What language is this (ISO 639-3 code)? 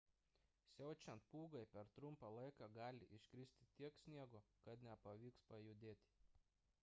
lit